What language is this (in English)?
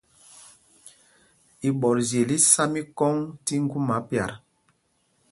Mpumpong